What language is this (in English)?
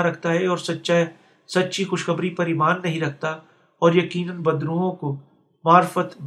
Urdu